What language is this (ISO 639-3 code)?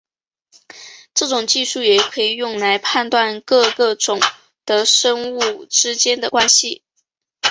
zho